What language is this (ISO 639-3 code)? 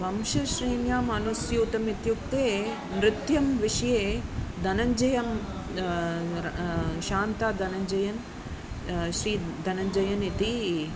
san